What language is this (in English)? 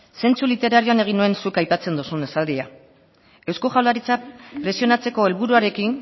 Basque